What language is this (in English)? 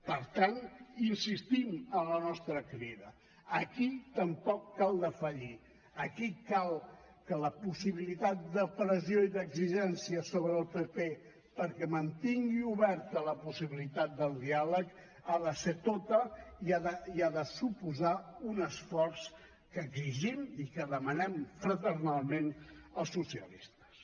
Catalan